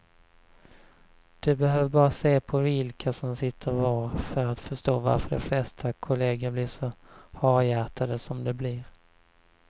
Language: Swedish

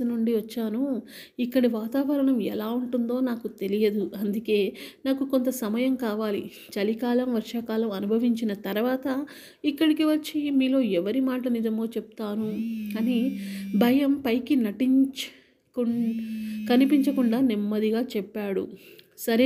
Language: Telugu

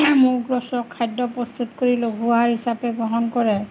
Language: Assamese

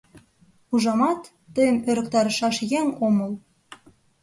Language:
Mari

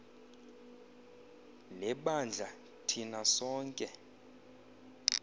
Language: Xhosa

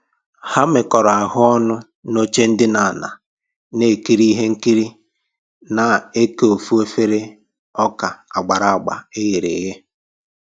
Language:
Igbo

